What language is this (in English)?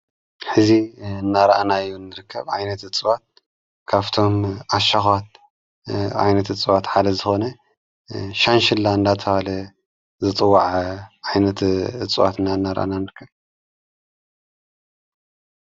Tigrinya